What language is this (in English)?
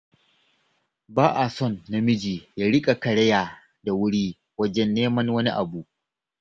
Hausa